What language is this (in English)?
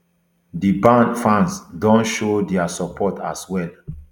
Nigerian Pidgin